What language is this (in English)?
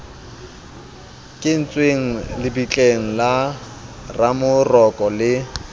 Southern Sotho